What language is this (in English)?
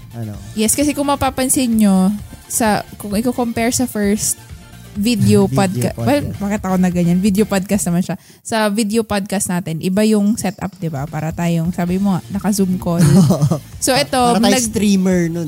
Filipino